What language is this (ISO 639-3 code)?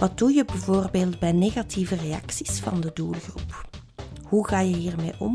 nld